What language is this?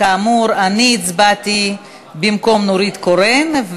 Hebrew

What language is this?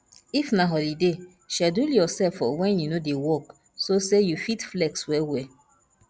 Nigerian Pidgin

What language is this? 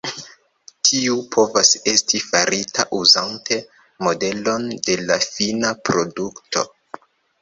Esperanto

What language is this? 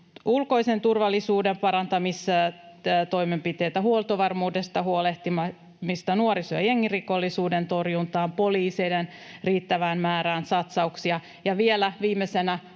Finnish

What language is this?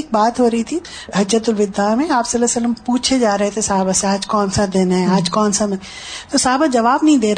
Urdu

